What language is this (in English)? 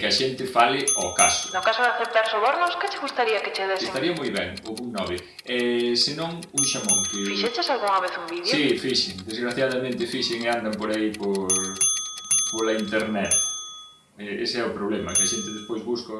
Galician